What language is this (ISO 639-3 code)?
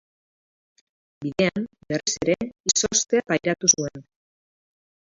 eus